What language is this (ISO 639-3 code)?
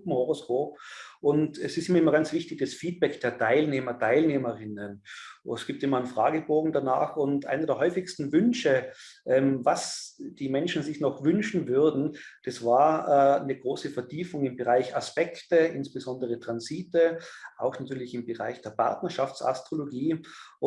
deu